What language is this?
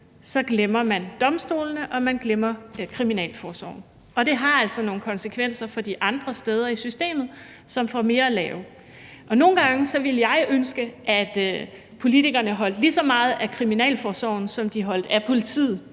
Danish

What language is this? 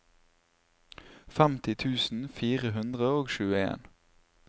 Norwegian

